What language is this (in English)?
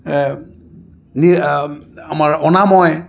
Assamese